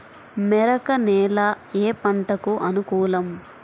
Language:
Telugu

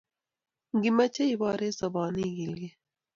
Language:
Kalenjin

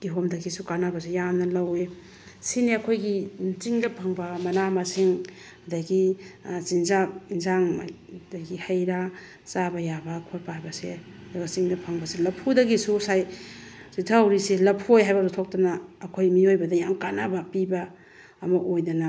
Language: Manipuri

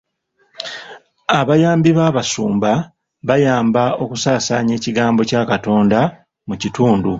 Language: Ganda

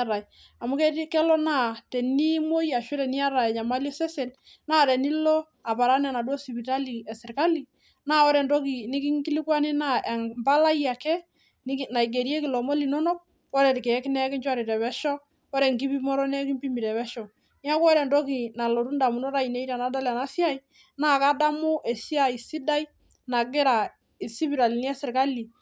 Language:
Masai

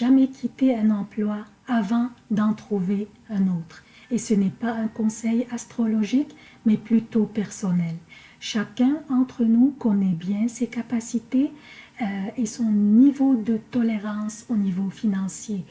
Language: French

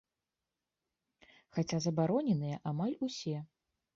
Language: Belarusian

